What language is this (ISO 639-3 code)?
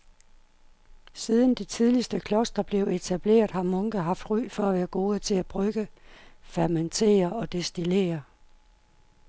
dan